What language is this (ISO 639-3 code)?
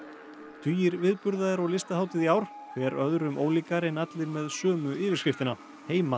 isl